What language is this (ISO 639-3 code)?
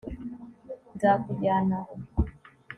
kin